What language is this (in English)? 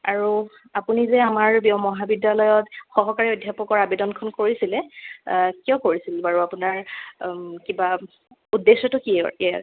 Assamese